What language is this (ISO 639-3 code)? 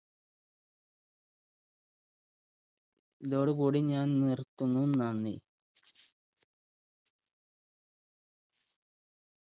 mal